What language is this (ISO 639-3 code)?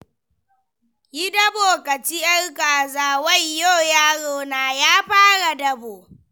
hau